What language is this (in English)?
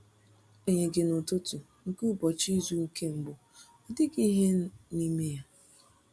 Igbo